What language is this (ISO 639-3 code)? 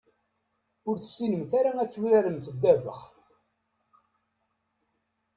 kab